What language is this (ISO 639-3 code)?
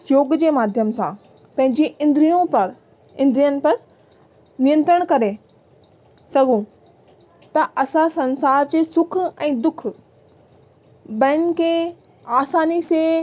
snd